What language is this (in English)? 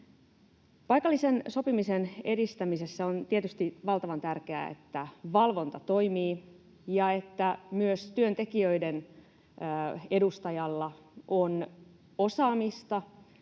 Finnish